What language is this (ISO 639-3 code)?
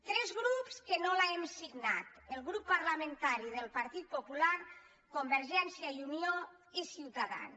cat